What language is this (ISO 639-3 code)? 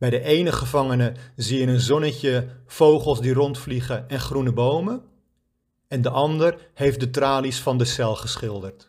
nld